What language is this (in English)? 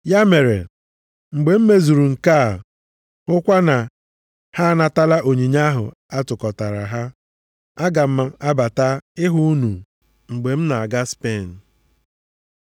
Igbo